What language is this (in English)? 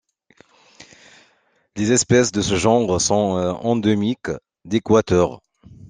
French